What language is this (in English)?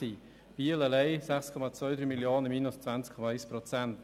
Swiss German